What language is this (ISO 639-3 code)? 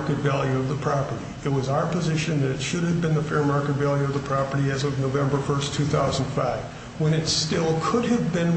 eng